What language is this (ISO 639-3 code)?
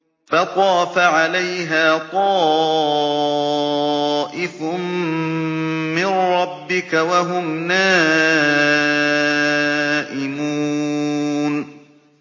ara